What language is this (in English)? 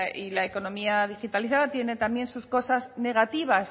Spanish